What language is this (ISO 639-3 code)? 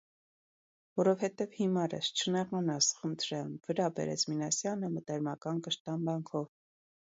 hye